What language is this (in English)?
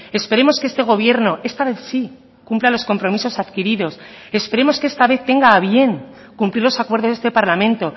Spanish